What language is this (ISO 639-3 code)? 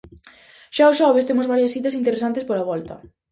glg